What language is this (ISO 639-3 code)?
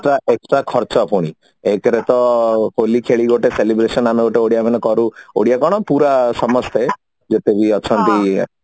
ori